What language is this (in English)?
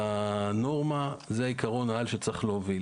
Hebrew